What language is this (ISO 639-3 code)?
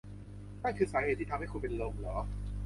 tha